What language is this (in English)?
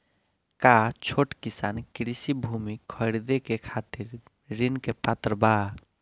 Bhojpuri